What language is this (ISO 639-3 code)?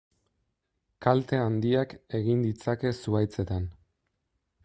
eus